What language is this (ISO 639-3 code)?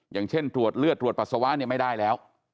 tha